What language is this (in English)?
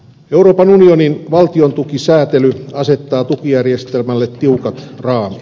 Finnish